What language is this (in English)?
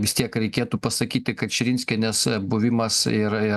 Lithuanian